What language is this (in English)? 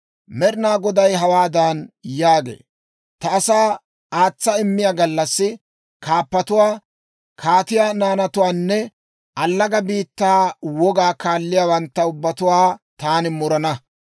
Dawro